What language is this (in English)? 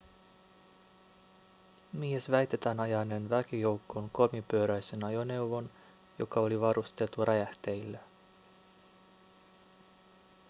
Finnish